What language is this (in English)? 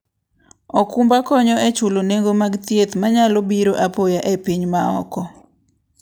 Luo (Kenya and Tanzania)